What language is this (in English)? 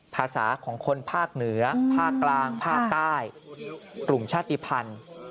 Thai